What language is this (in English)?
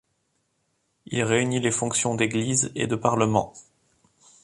French